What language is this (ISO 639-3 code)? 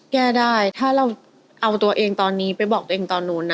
tha